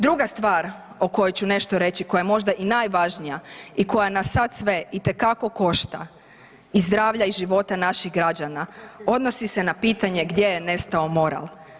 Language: Croatian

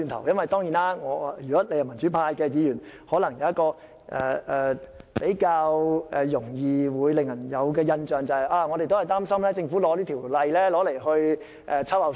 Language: Cantonese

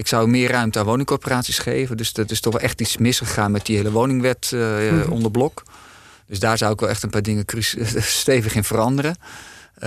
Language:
Dutch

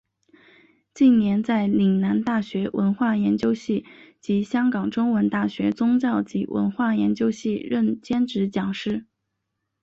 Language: Chinese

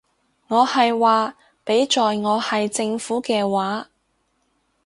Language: Cantonese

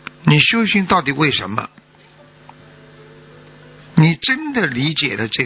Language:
Chinese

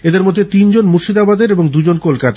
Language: Bangla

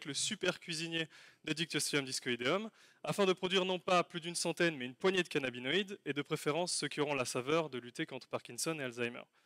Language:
French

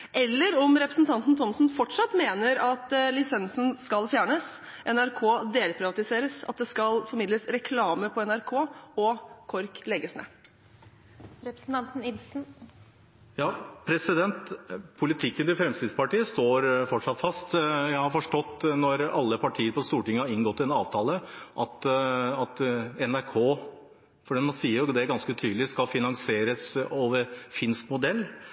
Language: Norwegian Bokmål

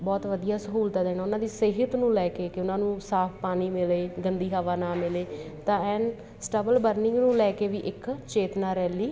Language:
Punjabi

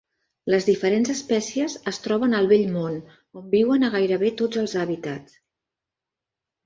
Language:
Catalan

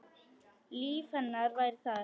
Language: Icelandic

